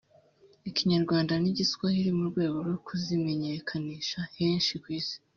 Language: Kinyarwanda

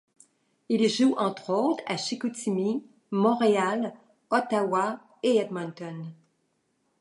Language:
French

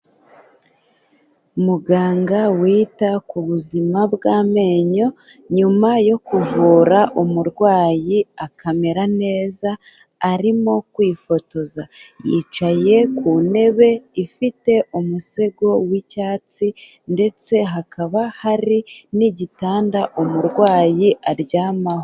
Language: Kinyarwanda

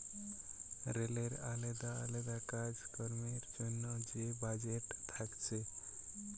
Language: Bangla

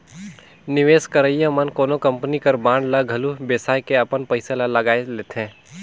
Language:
Chhattisgarhi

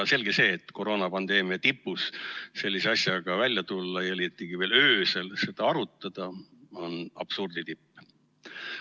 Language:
Estonian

